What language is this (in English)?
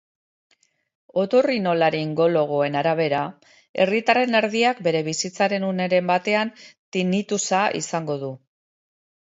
Basque